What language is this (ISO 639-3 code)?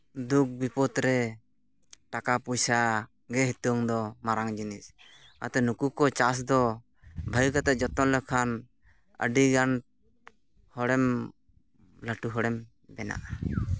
sat